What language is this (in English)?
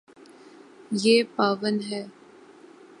Urdu